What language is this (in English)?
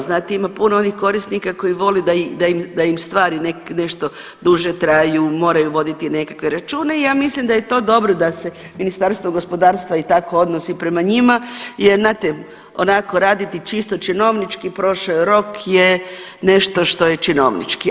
Croatian